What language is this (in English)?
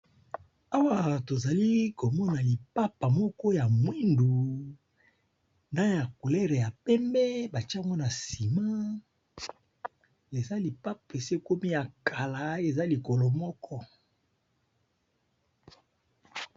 Lingala